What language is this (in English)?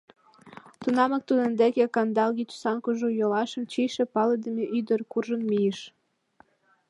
Mari